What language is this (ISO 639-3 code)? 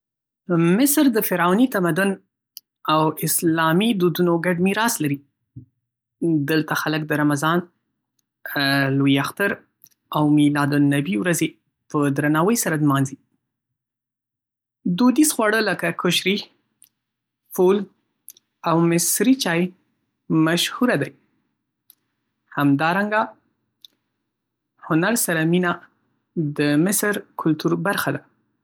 pus